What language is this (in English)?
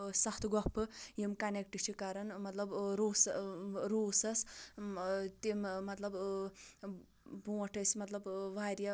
Kashmiri